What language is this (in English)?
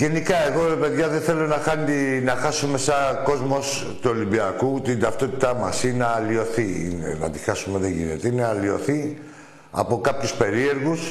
Greek